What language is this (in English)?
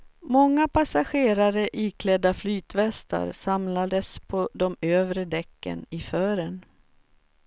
Swedish